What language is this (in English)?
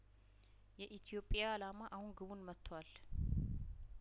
Amharic